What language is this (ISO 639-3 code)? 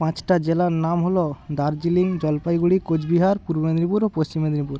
ben